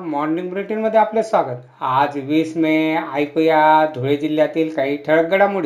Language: Marathi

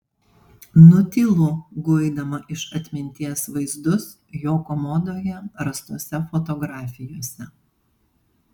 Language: Lithuanian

